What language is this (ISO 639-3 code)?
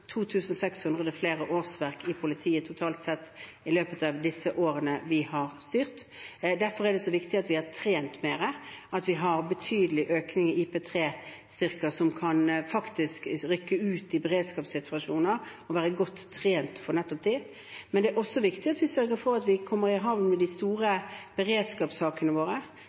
nob